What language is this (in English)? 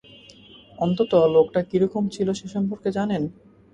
Bangla